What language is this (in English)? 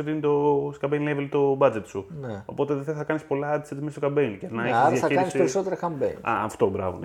Greek